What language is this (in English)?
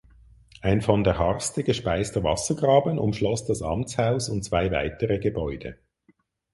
German